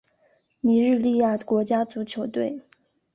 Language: Chinese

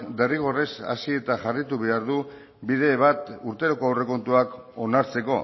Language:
Basque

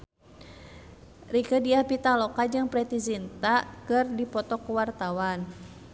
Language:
Sundanese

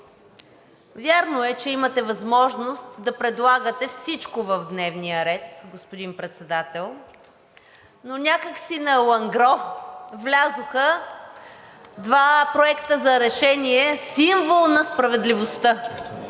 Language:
Bulgarian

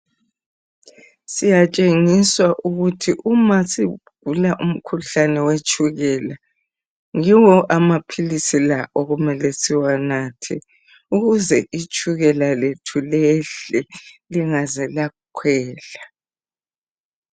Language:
North Ndebele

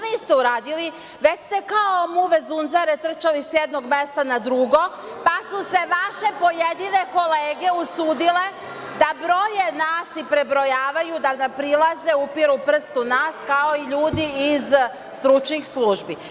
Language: Serbian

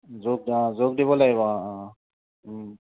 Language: Assamese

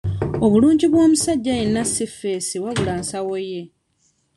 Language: Ganda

